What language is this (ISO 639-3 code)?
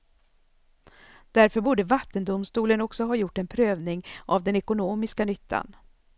swe